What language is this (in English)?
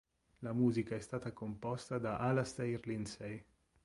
Italian